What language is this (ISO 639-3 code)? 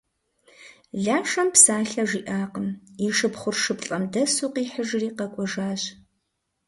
kbd